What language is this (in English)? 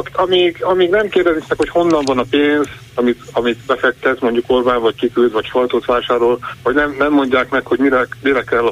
Hungarian